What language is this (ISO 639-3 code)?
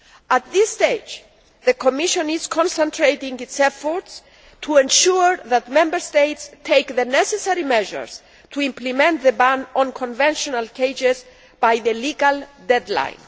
eng